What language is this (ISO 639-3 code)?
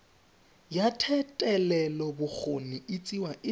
tsn